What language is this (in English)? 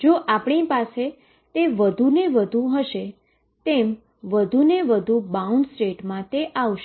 Gujarati